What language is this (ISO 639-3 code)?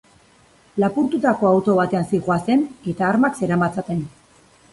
eus